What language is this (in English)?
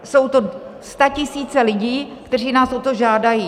Czech